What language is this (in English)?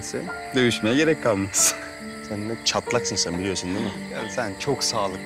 Turkish